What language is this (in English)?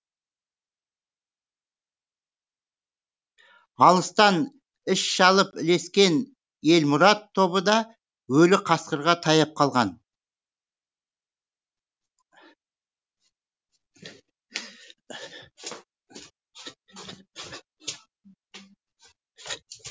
Kazakh